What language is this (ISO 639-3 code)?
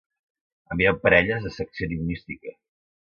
cat